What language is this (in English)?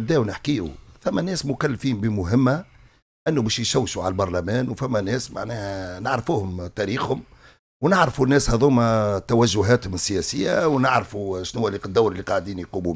Arabic